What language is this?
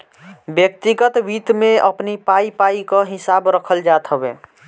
Bhojpuri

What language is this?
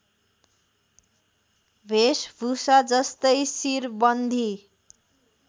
Nepali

